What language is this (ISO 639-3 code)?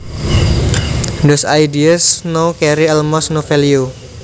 jav